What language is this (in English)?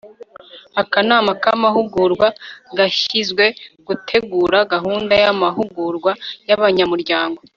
Kinyarwanda